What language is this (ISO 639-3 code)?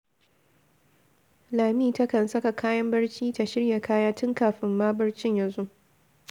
hau